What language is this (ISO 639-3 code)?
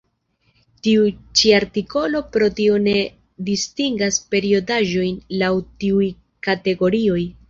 epo